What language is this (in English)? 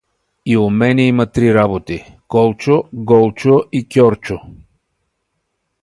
Bulgarian